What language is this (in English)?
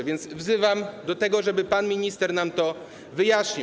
Polish